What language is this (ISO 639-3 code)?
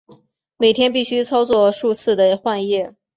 zho